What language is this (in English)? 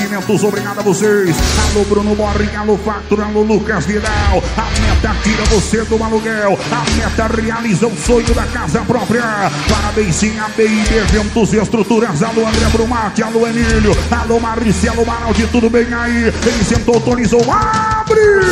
Portuguese